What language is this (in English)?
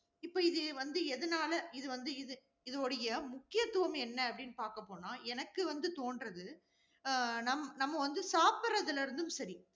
Tamil